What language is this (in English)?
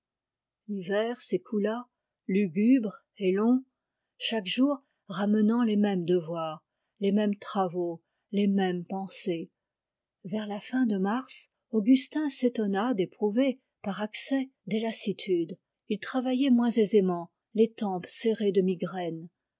French